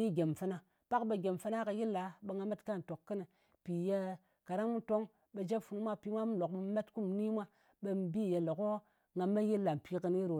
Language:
Ngas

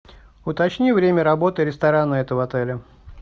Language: Russian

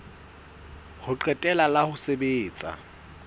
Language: Southern Sotho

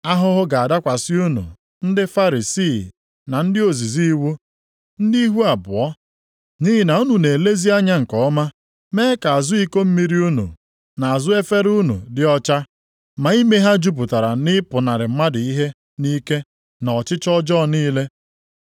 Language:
Igbo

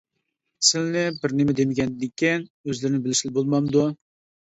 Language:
Uyghur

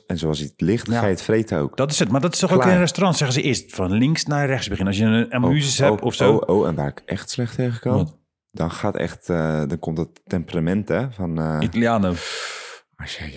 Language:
Dutch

